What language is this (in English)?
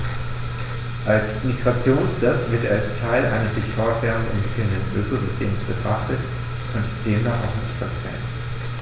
German